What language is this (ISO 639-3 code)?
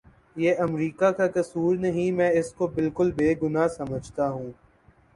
urd